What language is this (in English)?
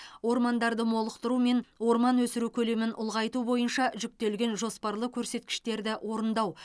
Kazakh